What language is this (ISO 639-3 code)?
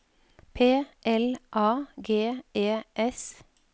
nor